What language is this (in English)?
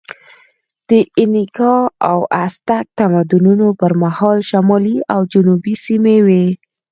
Pashto